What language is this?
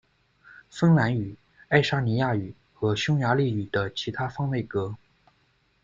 Chinese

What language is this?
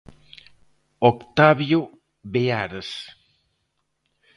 Galician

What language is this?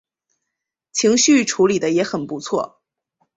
Chinese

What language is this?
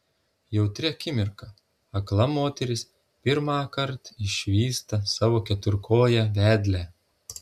Lithuanian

